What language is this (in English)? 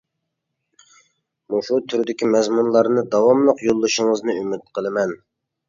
Uyghur